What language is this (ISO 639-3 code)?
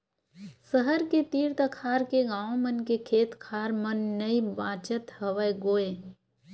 hne